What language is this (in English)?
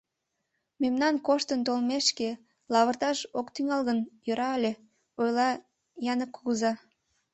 Mari